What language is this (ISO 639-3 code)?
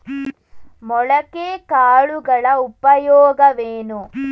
kan